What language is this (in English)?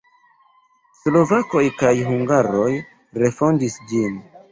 Esperanto